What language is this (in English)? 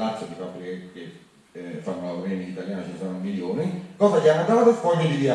Italian